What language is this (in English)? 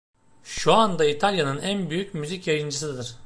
Turkish